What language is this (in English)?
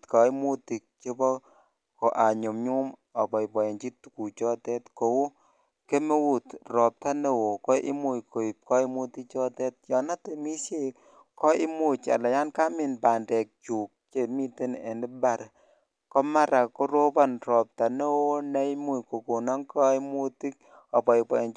Kalenjin